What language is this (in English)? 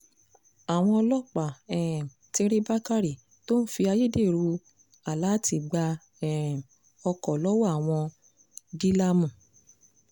Yoruba